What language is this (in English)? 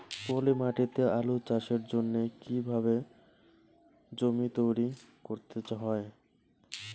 Bangla